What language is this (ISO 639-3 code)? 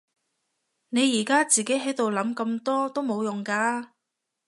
yue